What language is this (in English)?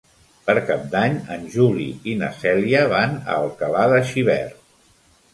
Catalan